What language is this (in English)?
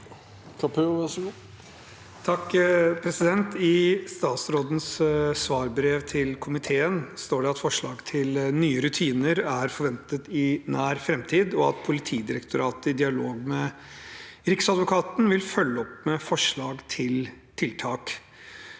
Norwegian